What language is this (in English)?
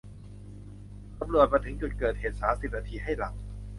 Thai